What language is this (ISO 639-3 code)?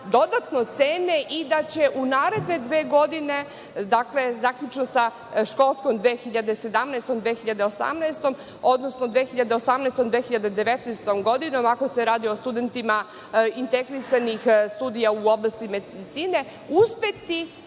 srp